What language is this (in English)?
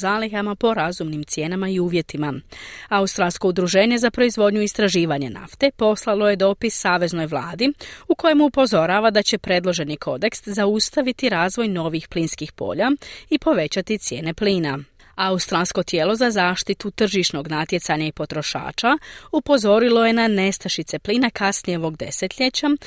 Croatian